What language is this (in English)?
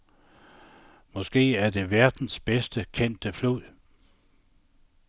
Danish